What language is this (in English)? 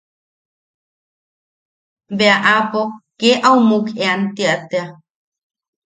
Yaqui